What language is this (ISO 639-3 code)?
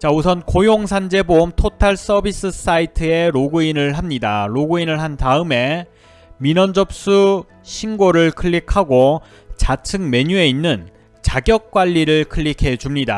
kor